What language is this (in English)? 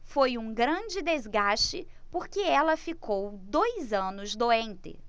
Portuguese